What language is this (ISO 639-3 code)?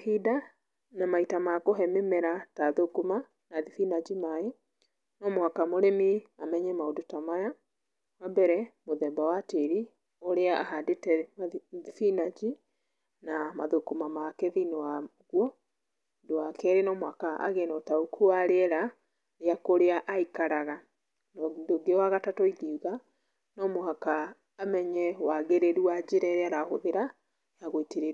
kik